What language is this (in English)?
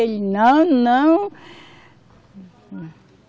Portuguese